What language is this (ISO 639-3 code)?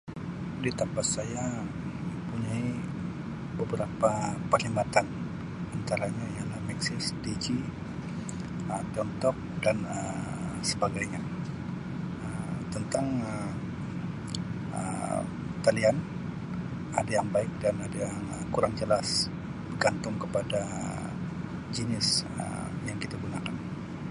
msi